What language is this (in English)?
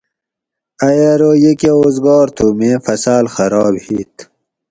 Gawri